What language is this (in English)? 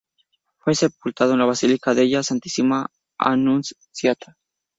Spanish